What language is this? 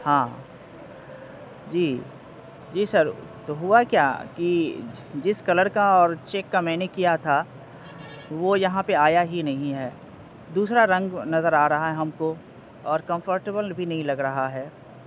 Urdu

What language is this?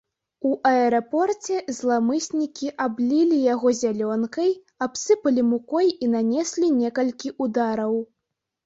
Belarusian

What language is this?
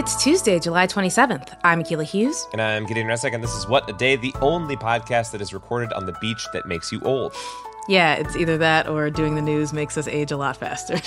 English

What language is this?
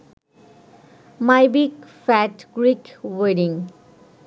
Bangla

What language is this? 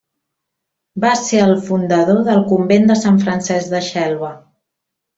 Catalan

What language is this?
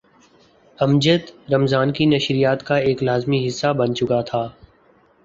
Urdu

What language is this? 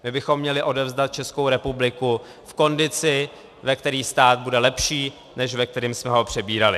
Czech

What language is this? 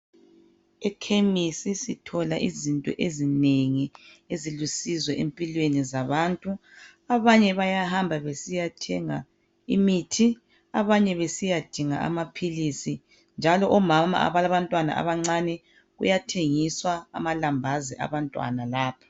North Ndebele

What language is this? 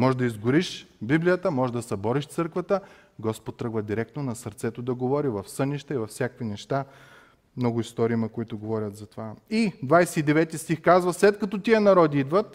Bulgarian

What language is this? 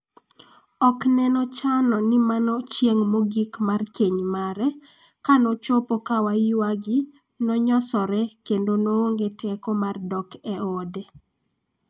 Luo (Kenya and Tanzania)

